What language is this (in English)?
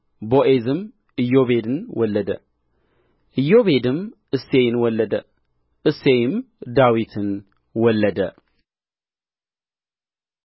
Amharic